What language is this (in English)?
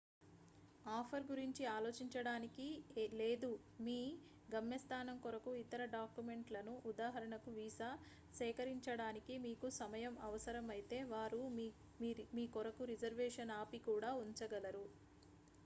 Telugu